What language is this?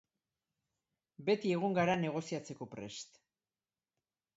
Basque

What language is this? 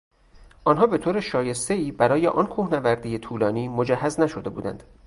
Persian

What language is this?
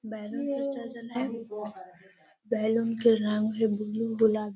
Magahi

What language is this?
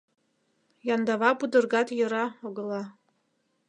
Mari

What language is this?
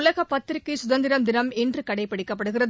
Tamil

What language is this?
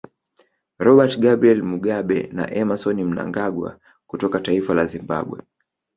Swahili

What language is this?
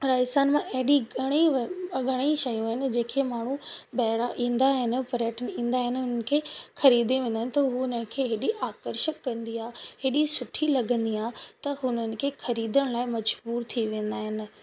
Sindhi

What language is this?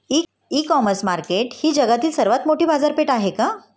Marathi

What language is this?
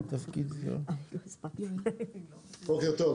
Hebrew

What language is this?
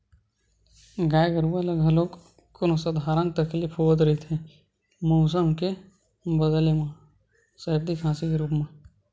Chhattisgarhi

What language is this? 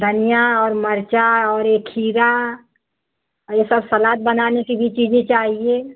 Hindi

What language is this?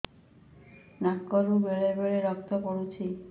Odia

